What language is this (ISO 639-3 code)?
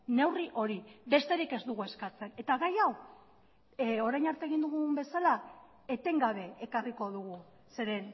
eus